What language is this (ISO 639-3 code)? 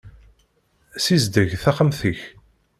kab